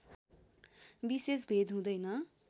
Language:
Nepali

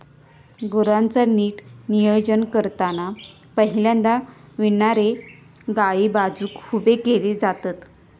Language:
Marathi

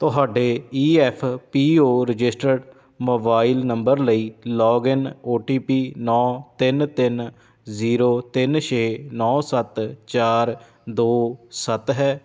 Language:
Punjabi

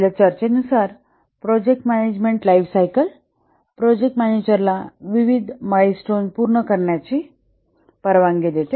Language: Marathi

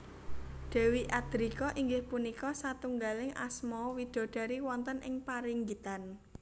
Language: Javanese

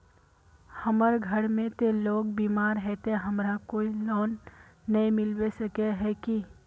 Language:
Magahi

